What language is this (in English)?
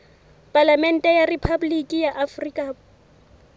Southern Sotho